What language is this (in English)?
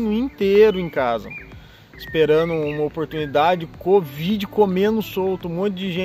Portuguese